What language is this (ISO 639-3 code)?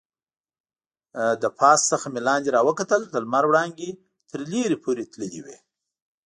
pus